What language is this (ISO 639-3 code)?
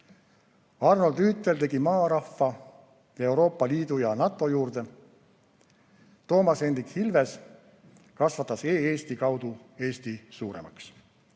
est